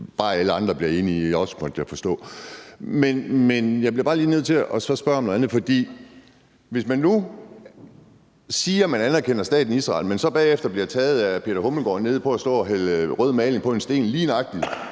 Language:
Danish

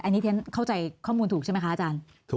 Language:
Thai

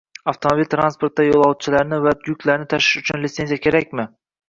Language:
Uzbek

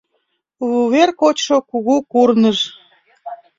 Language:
Mari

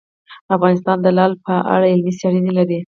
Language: Pashto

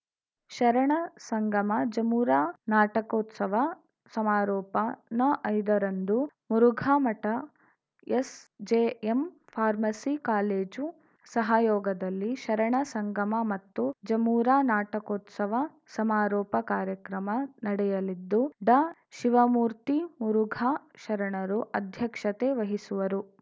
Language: Kannada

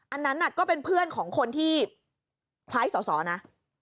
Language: Thai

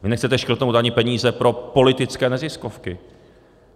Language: Czech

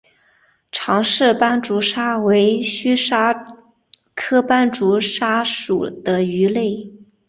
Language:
Chinese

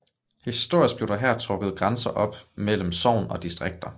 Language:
Danish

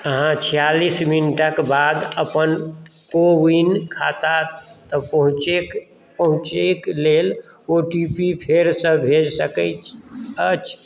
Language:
Maithili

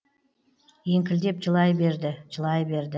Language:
Kazakh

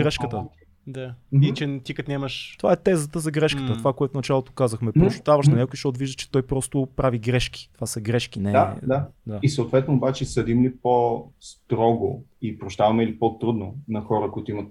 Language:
Bulgarian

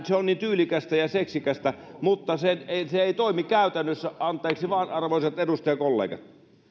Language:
Finnish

